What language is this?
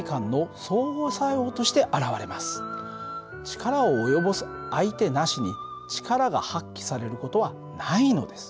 Japanese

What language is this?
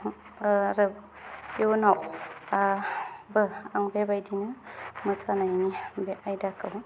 Bodo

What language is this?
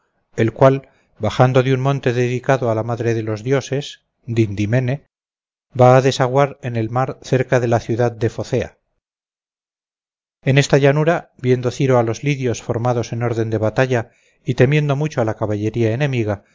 Spanish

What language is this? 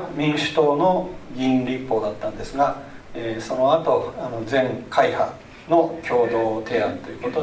Japanese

